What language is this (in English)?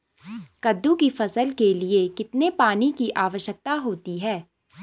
Hindi